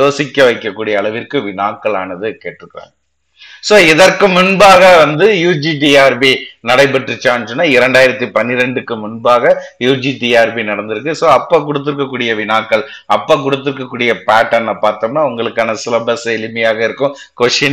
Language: Tamil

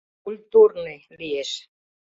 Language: Mari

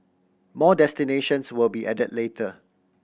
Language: English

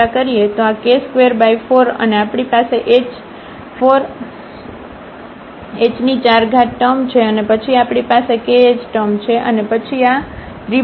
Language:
Gujarati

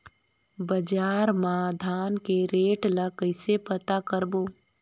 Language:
Chhattisgarhi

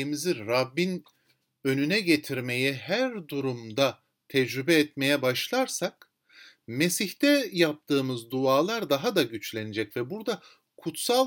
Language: Turkish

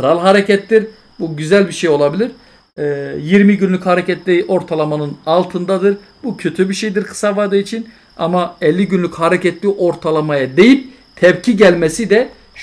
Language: Turkish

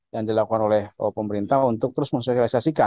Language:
Indonesian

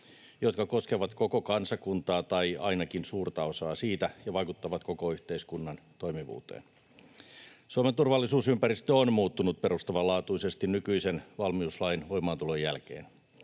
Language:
Finnish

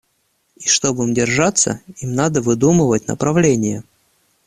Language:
Russian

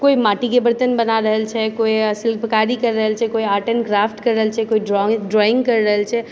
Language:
Maithili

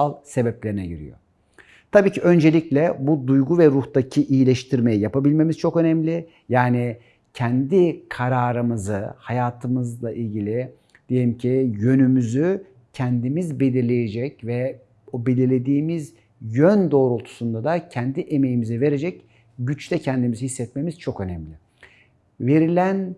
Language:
Turkish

